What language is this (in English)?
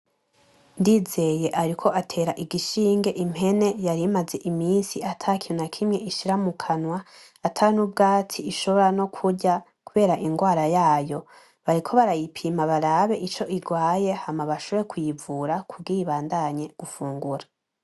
Rundi